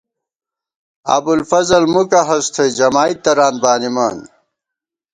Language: Gawar-Bati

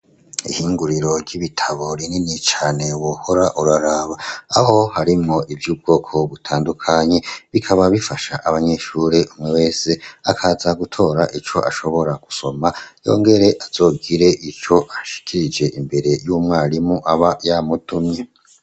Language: Rundi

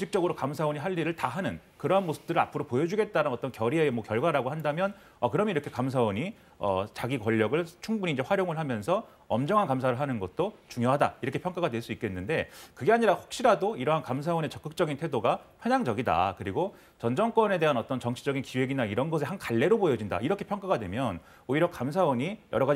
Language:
Korean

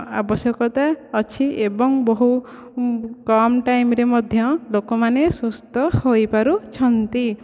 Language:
Odia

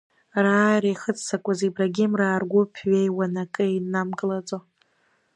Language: Abkhazian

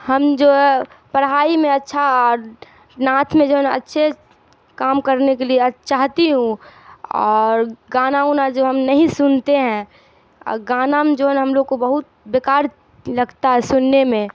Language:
Urdu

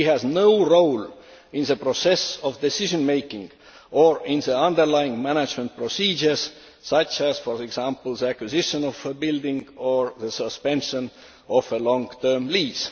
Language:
English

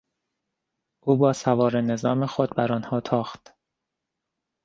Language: Persian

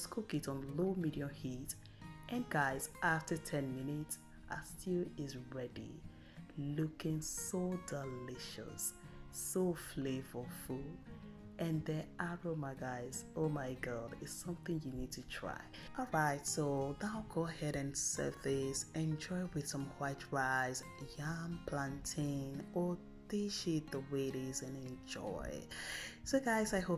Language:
English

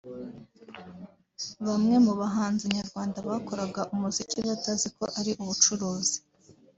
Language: Kinyarwanda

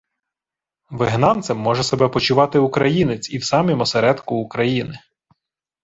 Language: Ukrainian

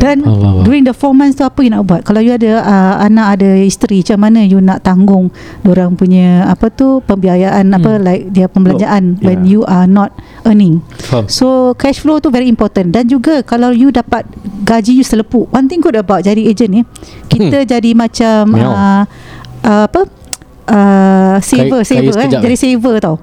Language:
Malay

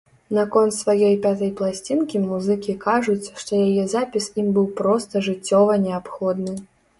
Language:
Belarusian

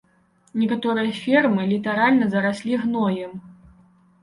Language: Belarusian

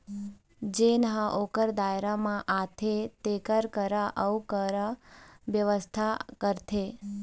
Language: Chhattisgarhi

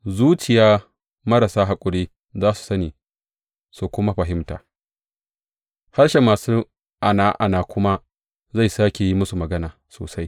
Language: Hausa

